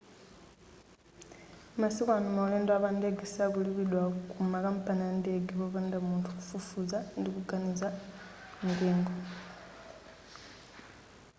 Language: Nyanja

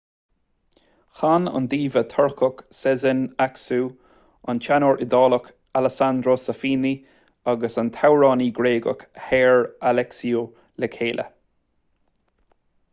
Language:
Irish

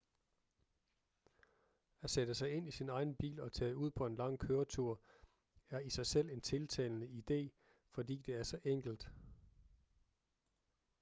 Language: Danish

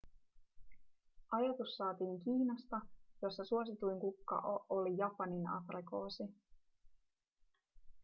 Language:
Finnish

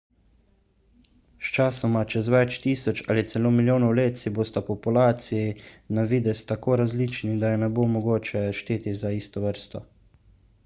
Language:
Slovenian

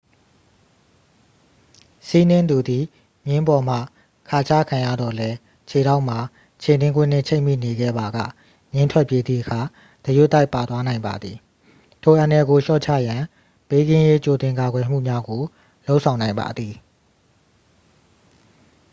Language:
Burmese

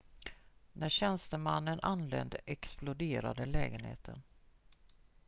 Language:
Swedish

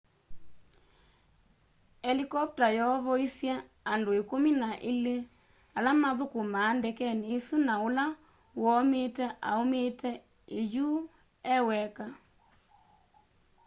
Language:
Kamba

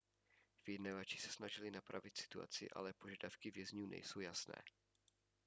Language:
Czech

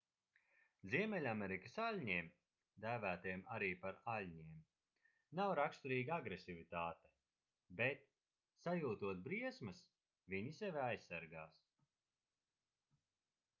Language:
Latvian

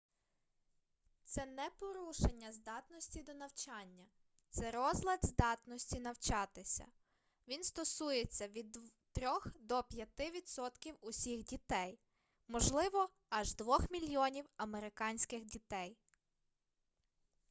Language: Ukrainian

